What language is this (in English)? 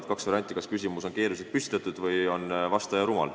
Estonian